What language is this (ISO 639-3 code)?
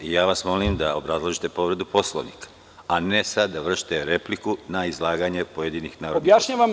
srp